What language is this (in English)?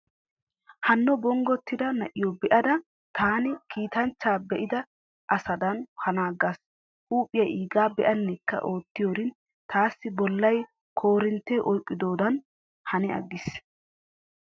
Wolaytta